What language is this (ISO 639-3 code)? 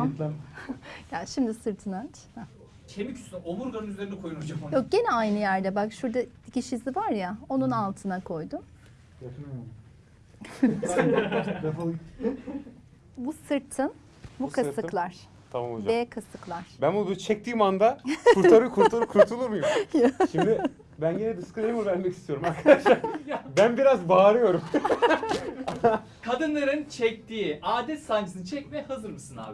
tur